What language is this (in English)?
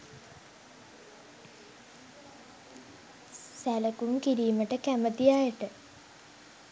Sinhala